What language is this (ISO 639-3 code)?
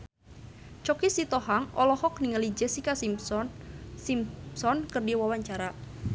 sun